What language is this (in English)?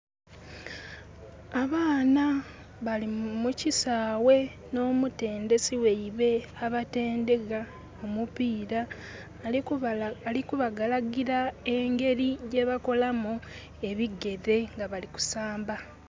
Soga